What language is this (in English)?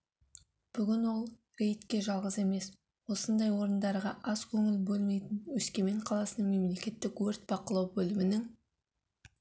Kazakh